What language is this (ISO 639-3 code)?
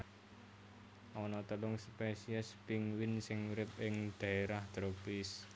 jav